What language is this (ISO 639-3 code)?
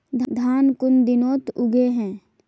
mag